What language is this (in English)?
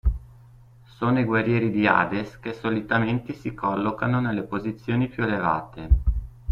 Italian